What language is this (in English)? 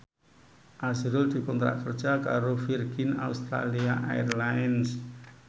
Javanese